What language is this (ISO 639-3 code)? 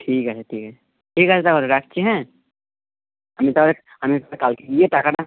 ben